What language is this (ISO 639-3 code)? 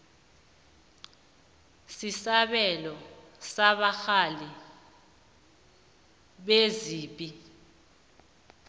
nbl